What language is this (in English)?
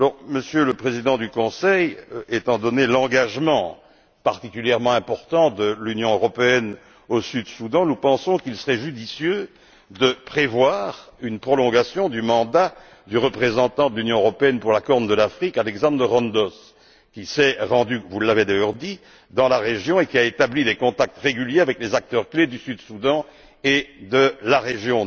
French